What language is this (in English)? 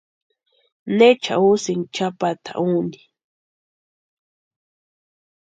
Western Highland Purepecha